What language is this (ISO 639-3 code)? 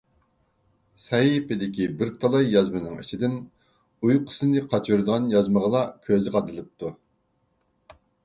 uig